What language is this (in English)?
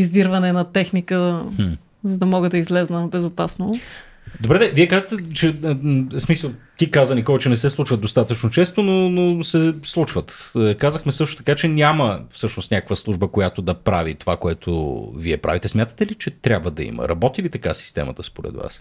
Bulgarian